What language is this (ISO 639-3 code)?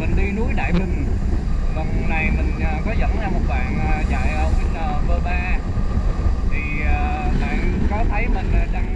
vie